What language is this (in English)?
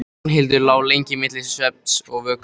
Icelandic